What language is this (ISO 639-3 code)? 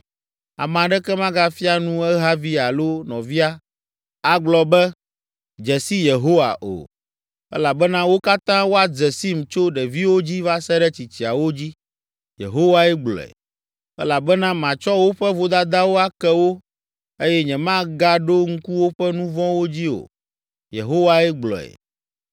ewe